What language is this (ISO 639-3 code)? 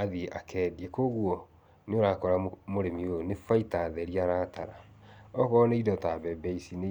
kik